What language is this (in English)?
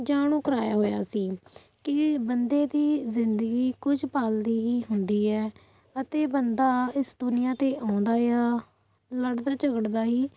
Punjabi